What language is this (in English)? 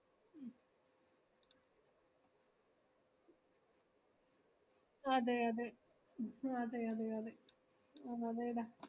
Malayalam